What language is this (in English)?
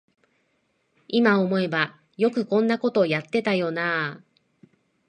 Japanese